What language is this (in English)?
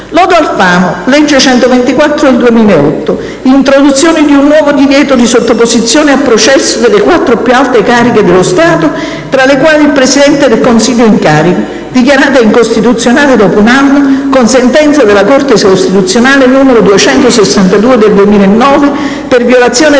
Italian